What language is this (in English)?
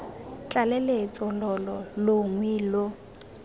Tswana